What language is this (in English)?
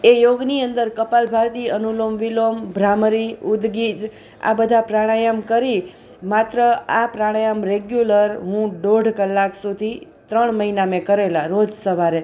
Gujarati